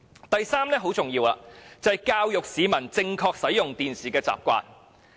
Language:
Cantonese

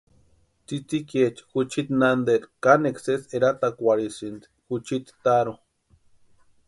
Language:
Western Highland Purepecha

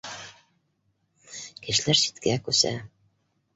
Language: Bashkir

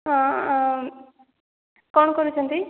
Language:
Odia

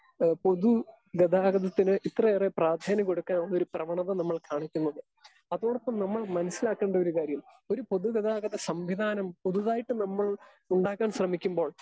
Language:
Malayalam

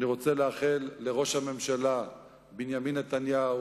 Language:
Hebrew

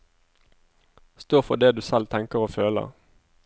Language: Norwegian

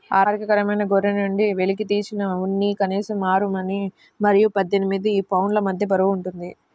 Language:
Telugu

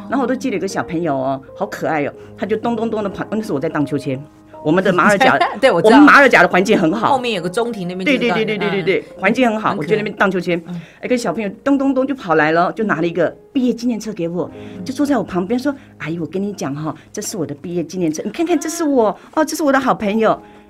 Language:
Chinese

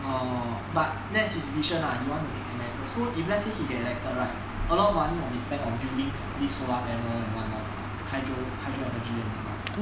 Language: English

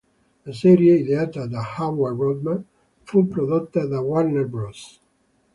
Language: Italian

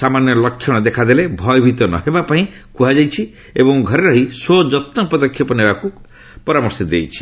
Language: Odia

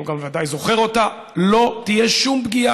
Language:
Hebrew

